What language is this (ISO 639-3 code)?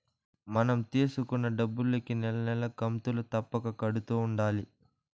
tel